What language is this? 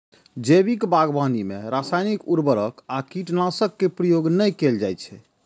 Maithili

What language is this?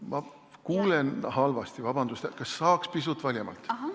Estonian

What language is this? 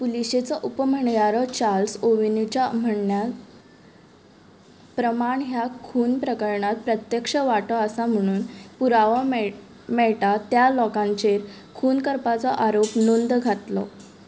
Konkani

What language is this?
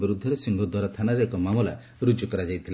Odia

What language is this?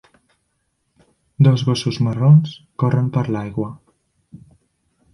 Catalan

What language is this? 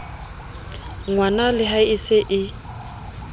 Southern Sotho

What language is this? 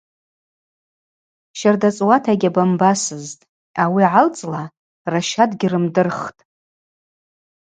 Abaza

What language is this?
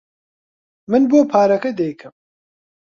Central Kurdish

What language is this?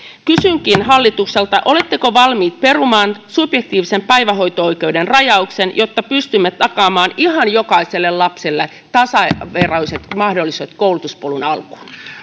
Finnish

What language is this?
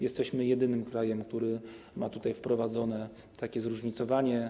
Polish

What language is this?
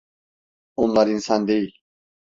Turkish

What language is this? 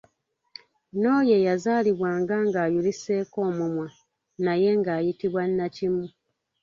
Ganda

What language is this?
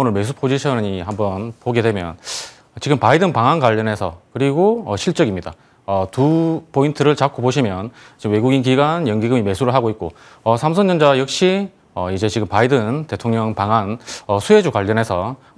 Korean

